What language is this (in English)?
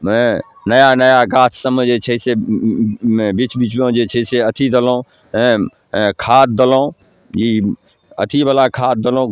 Maithili